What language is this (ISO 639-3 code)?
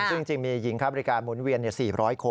tha